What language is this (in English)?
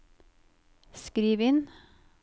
Norwegian